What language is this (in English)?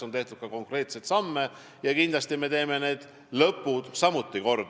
Estonian